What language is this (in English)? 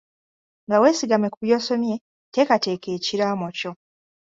Ganda